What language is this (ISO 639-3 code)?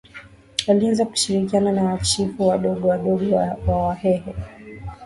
swa